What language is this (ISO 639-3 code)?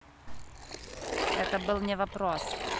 rus